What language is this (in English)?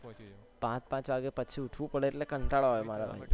Gujarati